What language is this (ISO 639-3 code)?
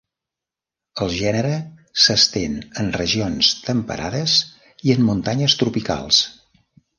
cat